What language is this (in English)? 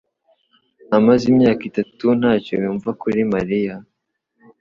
Kinyarwanda